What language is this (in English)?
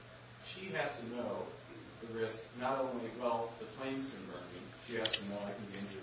English